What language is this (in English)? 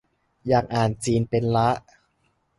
Thai